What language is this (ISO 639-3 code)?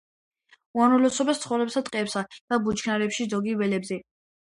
kat